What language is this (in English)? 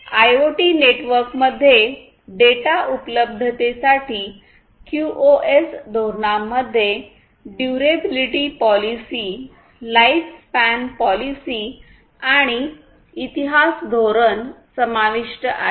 Marathi